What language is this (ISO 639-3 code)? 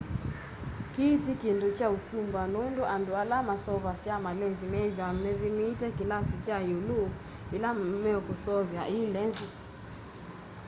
kam